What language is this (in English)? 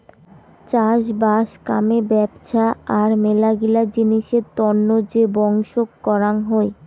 Bangla